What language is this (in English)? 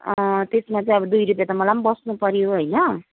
Nepali